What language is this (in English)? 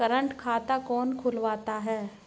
Hindi